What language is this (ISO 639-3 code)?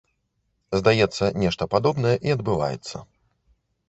bel